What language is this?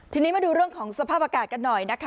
Thai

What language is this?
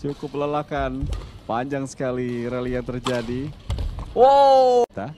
Indonesian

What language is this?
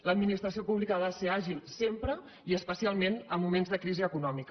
Catalan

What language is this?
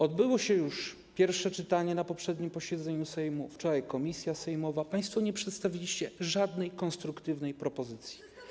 Polish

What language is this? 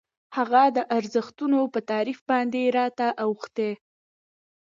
Pashto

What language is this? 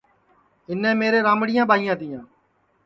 Sansi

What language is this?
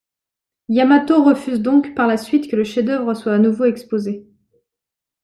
French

